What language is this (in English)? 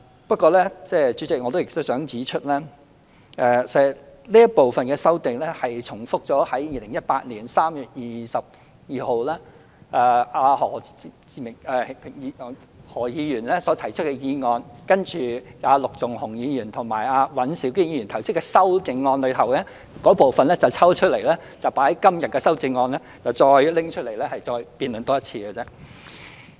Cantonese